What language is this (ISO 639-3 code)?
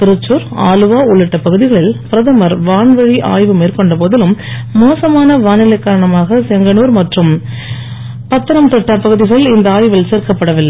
tam